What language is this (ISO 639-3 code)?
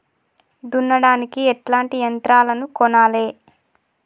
tel